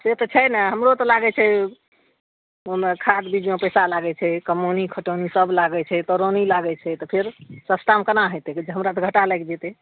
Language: Maithili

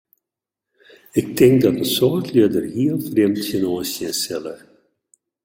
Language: Western Frisian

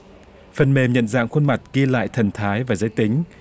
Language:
Vietnamese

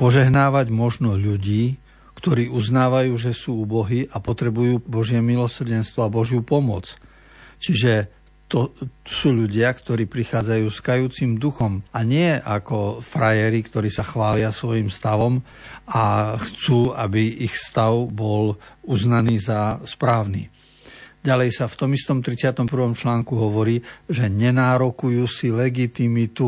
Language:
Slovak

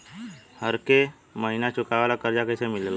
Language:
Bhojpuri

